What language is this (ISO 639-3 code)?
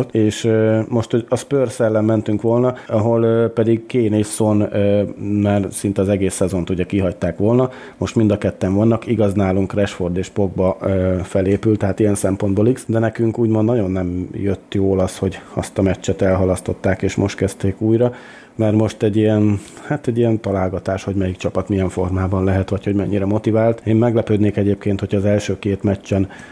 hun